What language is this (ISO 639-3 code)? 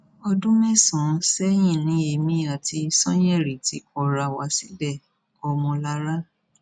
yor